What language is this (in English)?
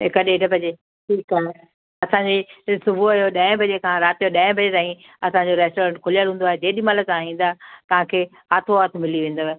Sindhi